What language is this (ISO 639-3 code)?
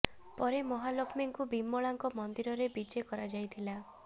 ori